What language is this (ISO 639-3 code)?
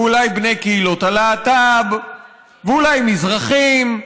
heb